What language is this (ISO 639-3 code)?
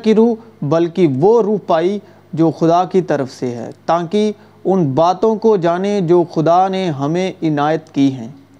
urd